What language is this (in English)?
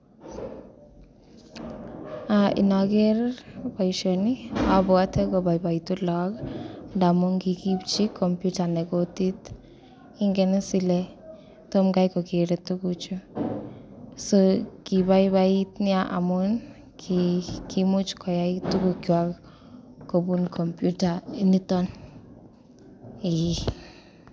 Kalenjin